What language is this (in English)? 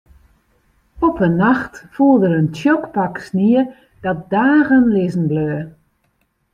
Western Frisian